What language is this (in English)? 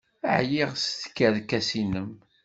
Kabyle